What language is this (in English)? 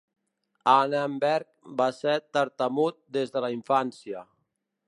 Catalan